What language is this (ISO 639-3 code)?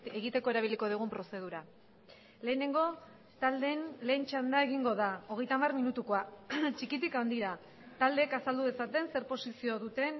eus